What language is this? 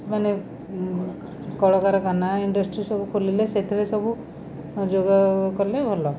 Odia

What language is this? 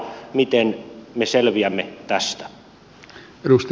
Finnish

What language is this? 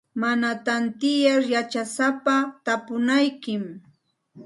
Santa Ana de Tusi Pasco Quechua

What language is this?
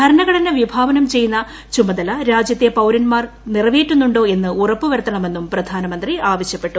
Malayalam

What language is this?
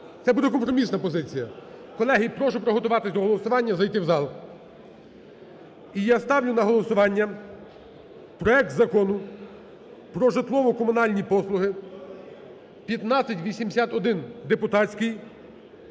Ukrainian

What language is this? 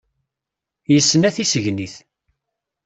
Kabyle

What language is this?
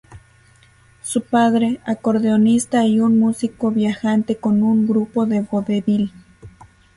Spanish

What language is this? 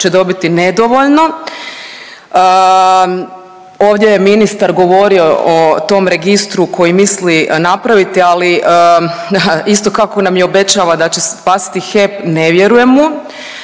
Croatian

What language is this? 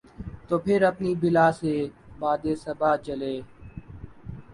Urdu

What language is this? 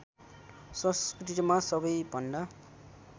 Nepali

